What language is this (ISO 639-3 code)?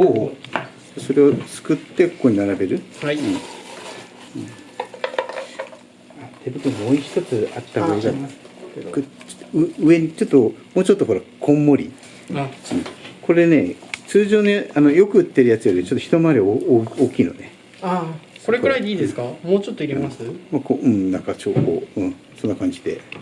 jpn